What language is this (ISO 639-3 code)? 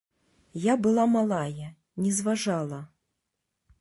bel